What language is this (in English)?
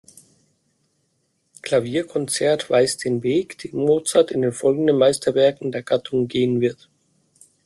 German